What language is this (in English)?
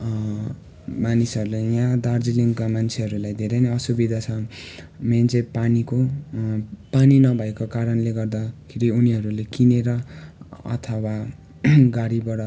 Nepali